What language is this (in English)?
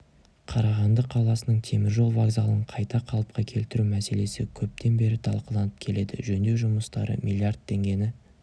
Kazakh